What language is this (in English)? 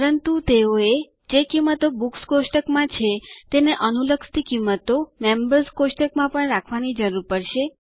Gujarati